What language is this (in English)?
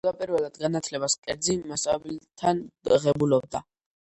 Georgian